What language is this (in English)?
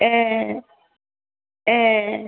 Bodo